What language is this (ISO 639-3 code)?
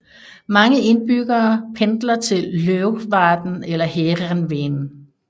dan